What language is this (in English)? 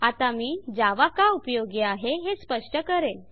Marathi